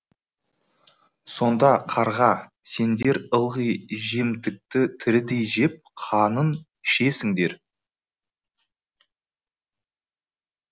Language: Kazakh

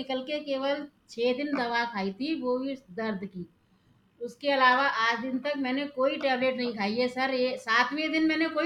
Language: Hindi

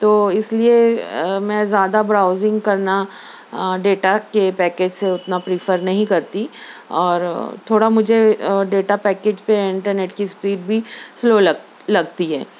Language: Urdu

